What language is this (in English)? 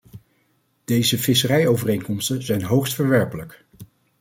Dutch